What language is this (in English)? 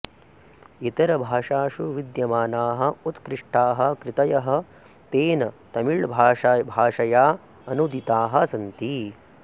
Sanskrit